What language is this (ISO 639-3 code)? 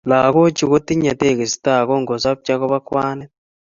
kln